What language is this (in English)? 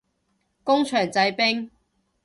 Cantonese